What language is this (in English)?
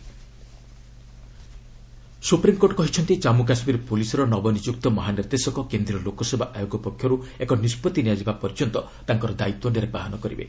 Odia